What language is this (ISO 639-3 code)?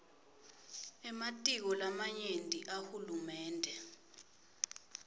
ssw